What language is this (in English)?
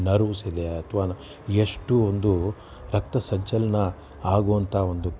Kannada